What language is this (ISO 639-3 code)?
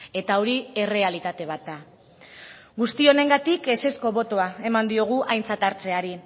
eus